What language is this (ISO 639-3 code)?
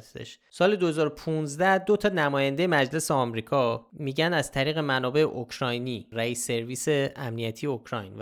fas